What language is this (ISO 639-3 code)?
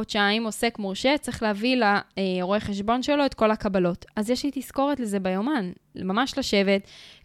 heb